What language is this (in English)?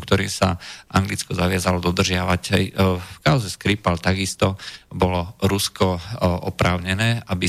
Slovak